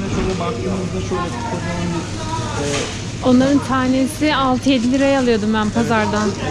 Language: Turkish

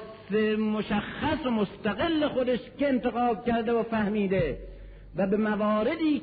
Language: Persian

